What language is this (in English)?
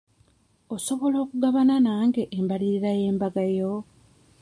Ganda